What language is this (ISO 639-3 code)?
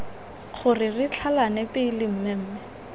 tsn